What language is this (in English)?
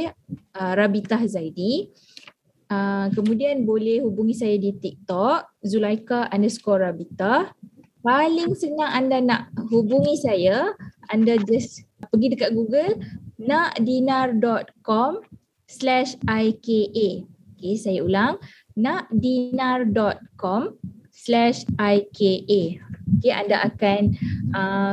Malay